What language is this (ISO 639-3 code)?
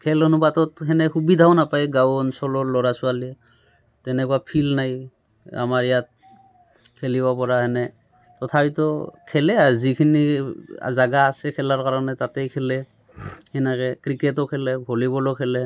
asm